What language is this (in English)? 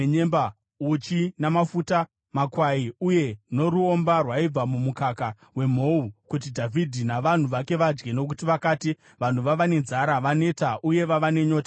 Shona